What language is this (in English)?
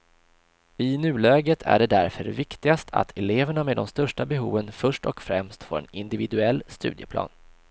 Swedish